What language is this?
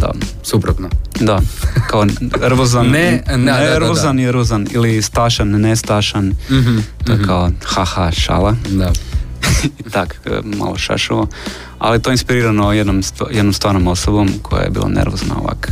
Croatian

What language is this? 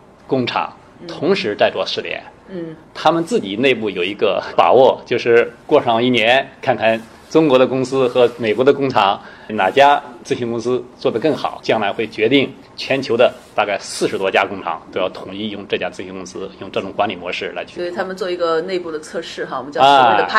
Chinese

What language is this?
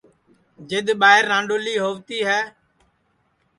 Sansi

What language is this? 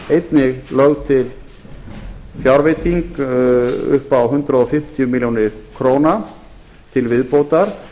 Icelandic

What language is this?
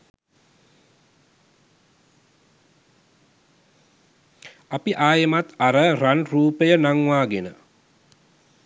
Sinhala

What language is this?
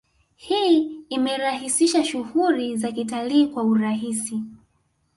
Swahili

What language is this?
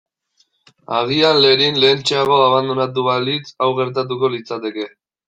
Basque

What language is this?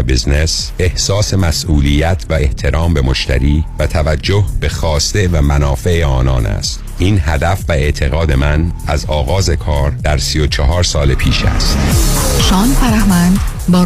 Persian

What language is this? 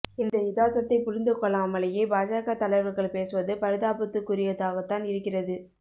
Tamil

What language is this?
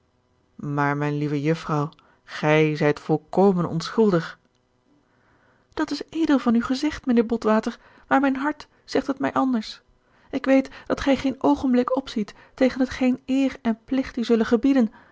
Dutch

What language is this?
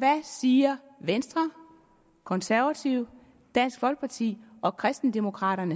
Danish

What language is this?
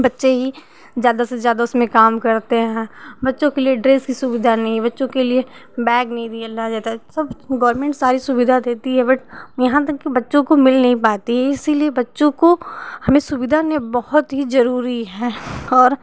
Hindi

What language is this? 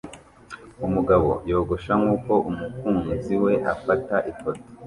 Kinyarwanda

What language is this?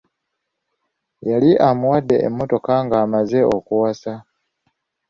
Ganda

